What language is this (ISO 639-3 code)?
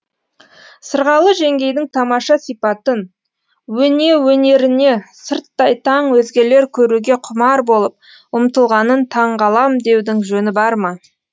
kaz